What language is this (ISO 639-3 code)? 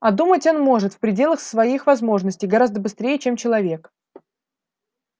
rus